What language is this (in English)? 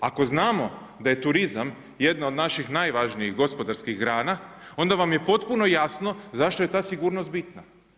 Croatian